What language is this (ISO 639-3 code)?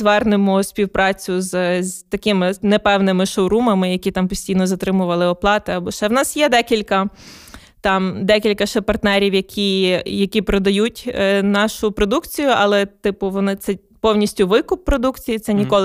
ukr